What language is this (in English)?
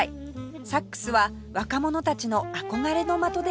Japanese